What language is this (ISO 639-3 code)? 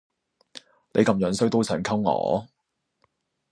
yue